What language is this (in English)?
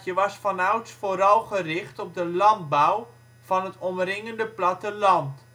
Dutch